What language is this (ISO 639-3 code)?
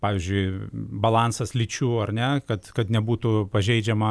lit